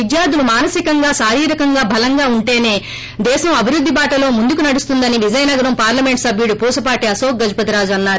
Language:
Telugu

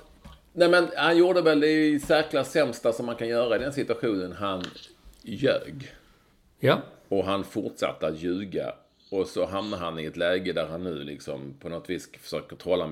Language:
Swedish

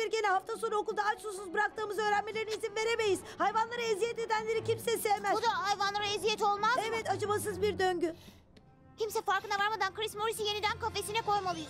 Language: Turkish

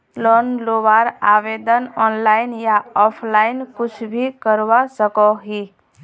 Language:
Magahi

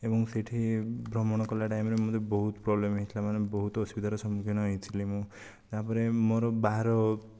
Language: Odia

